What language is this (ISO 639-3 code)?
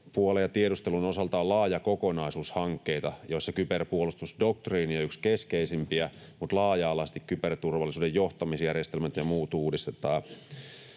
fin